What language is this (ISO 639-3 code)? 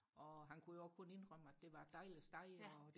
dan